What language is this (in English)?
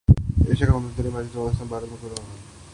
Urdu